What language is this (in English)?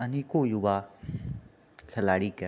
Maithili